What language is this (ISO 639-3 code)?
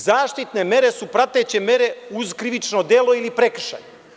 srp